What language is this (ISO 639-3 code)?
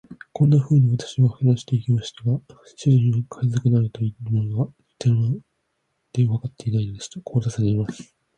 jpn